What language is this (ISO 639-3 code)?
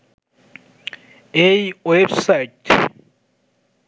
ben